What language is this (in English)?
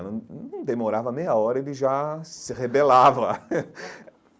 Portuguese